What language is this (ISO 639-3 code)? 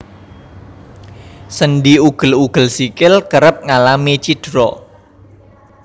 jav